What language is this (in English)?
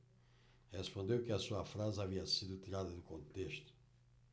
Portuguese